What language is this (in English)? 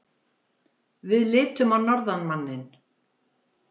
Icelandic